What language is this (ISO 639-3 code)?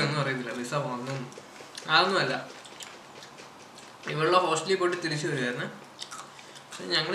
mal